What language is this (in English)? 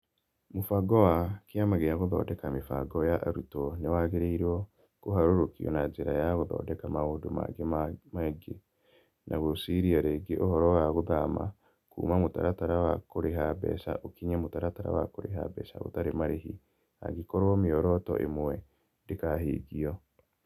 Kikuyu